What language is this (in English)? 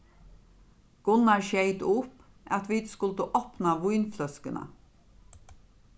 Faroese